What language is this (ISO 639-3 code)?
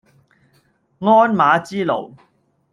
yue